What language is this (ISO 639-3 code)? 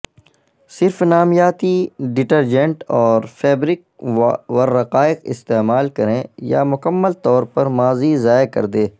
urd